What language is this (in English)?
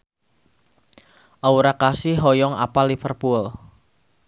Sundanese